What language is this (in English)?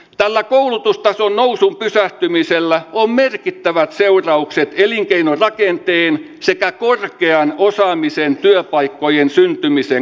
Finnish